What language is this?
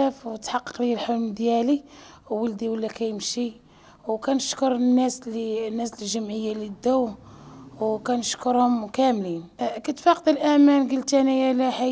Arabic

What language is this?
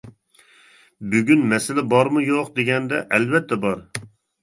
Uyghur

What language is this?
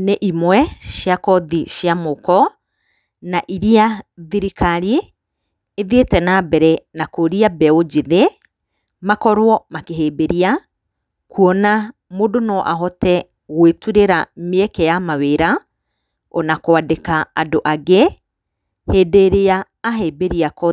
Kikuyu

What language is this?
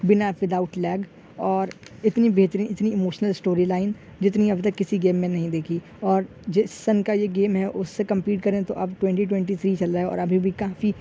Urdu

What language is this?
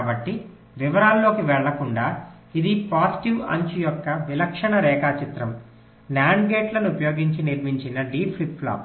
Telugu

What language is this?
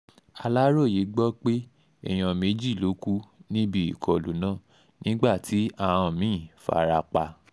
Yoruba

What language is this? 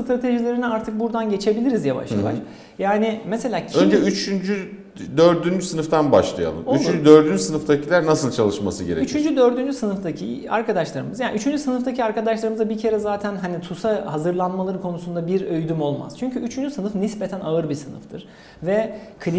Turkish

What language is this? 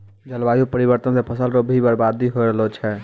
Maithili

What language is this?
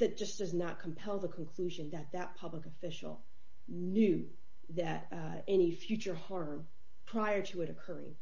English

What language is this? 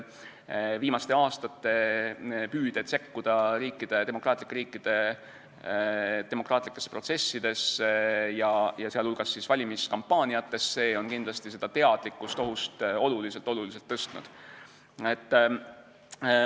Estonian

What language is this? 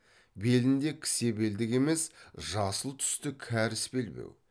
Kazakh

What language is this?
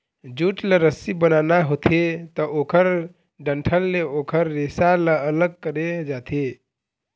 Chhattisgarhi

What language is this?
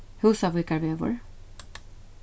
Faroese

